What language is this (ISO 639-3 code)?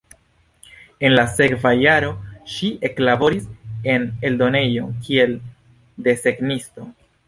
epo